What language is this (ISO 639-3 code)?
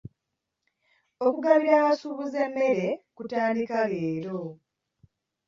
lug